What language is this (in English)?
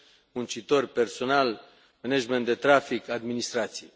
Romanian